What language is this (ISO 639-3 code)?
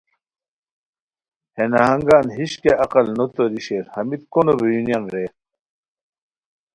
khw